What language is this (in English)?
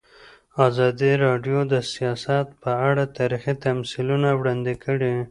Pashto